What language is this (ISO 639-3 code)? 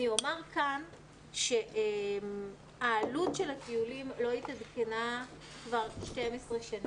heb